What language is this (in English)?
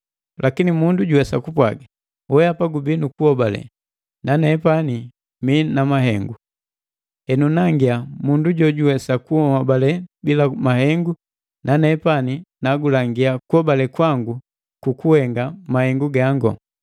Matengo